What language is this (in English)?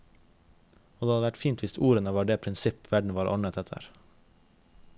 Norwegian